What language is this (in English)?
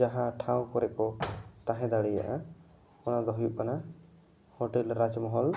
Santali